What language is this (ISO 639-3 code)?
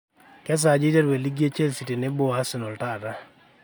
mas